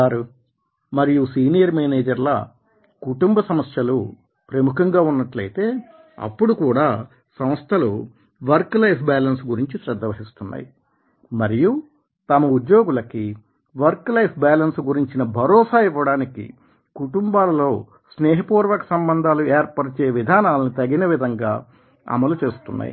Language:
Telugu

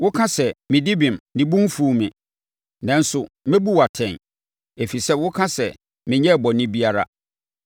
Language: Akan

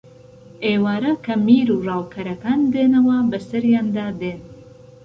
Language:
Central Kurdish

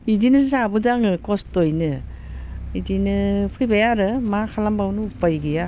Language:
Bodo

